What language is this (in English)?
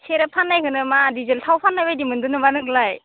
Bodo